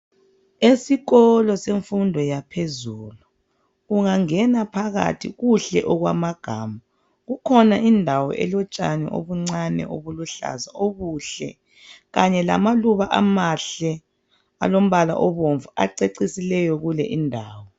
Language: North Ndebele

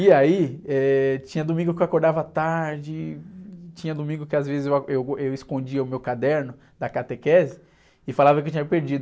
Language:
Portuguese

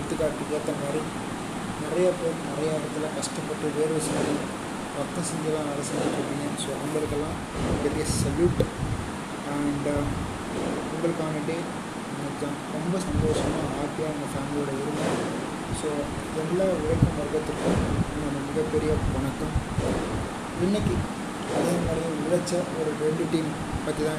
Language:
Tamil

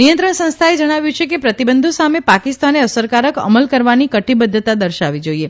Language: Gujarati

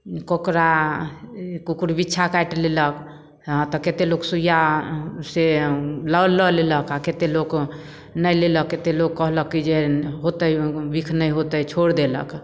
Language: Maithili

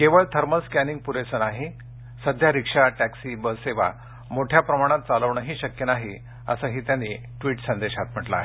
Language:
Marathi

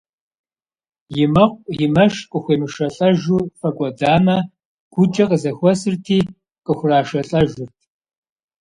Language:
Kabardian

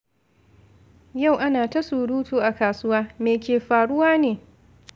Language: Hausa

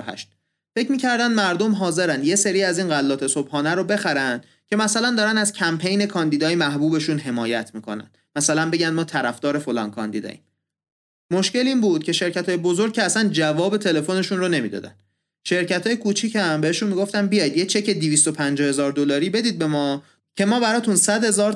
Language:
Persian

